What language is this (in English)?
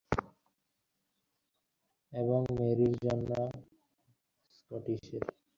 Bangla